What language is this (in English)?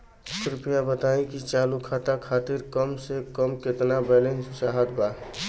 Bhojpuri